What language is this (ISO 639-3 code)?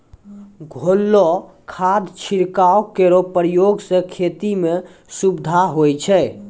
mai